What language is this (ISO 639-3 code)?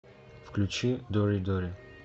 rus